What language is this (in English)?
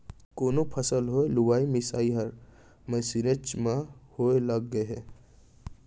Chhattisgarhi